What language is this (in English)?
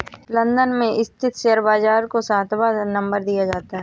Hindi